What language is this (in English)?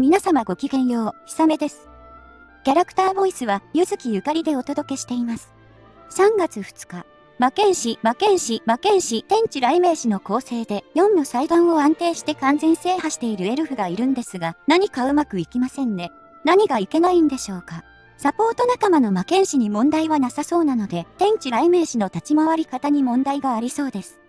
Japanese